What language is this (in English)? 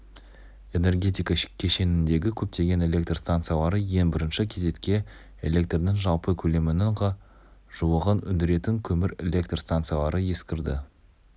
Kazakh